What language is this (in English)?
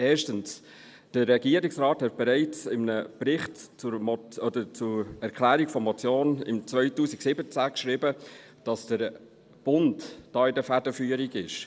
Swiss German